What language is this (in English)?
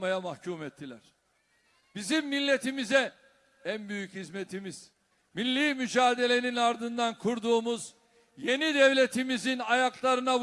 Turkish